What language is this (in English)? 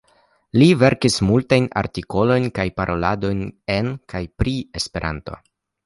Esperanto